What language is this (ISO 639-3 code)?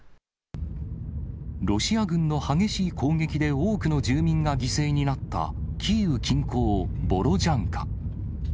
jpn